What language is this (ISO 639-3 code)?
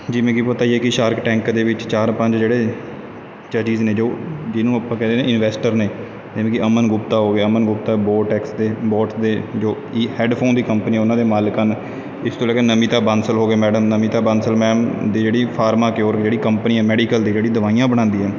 pan